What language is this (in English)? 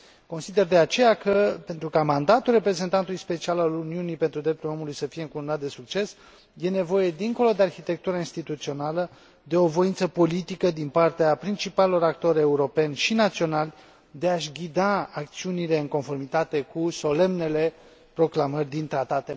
Romanian